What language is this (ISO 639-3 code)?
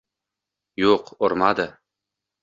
uzb